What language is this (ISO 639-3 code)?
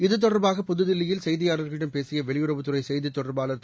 tam